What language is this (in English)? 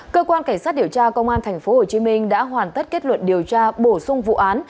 Vietnamese